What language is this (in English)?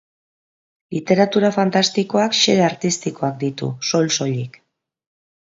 Basque